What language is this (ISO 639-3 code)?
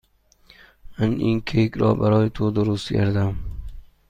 fas